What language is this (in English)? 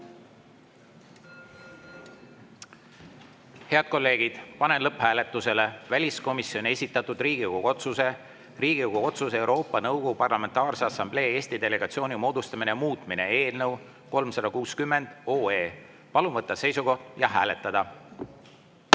Estonian